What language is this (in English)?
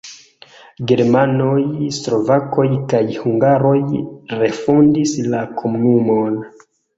Esperanto